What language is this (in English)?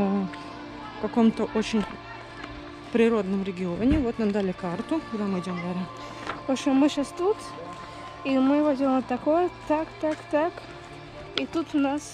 Russian